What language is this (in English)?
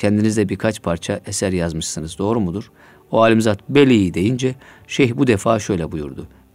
Turkish